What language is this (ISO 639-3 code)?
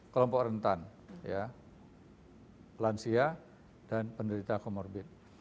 ind